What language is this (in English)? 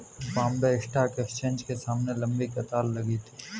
Hindi